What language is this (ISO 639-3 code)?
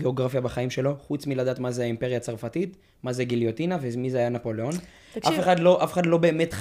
heb